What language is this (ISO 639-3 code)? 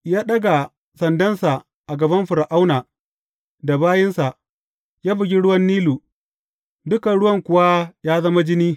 hau